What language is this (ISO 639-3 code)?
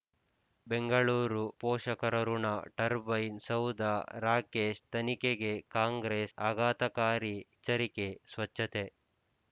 kan